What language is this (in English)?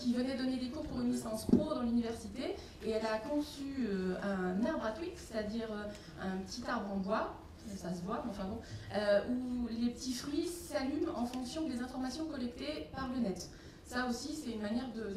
French